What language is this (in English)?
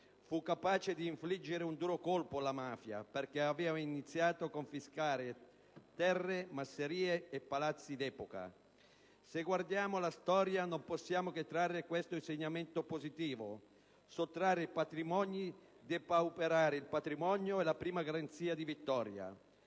Italian